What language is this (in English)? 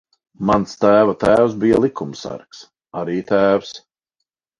Latvian